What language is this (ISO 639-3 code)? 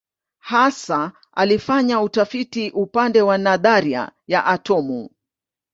swa